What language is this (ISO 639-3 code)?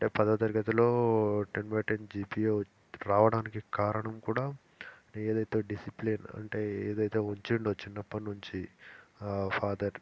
tel